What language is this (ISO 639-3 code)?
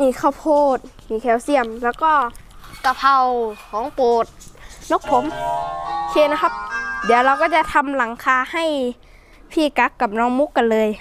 tha